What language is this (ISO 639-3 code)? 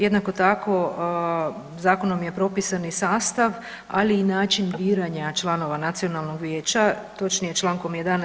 hrv